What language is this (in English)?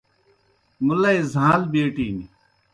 Kohistani Shina